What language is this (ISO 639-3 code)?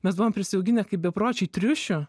lit